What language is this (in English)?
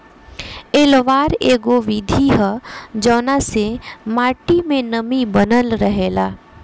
Bhojpuri